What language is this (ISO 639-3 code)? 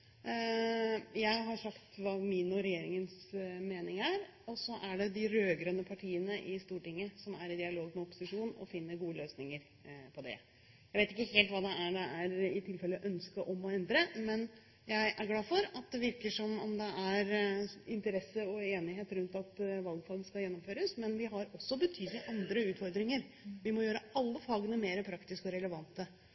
nob